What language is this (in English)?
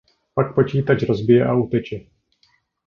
Czech